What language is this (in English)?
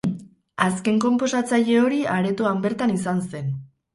Basque